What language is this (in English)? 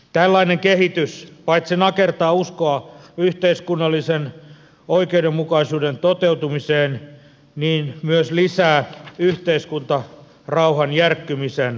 Finnish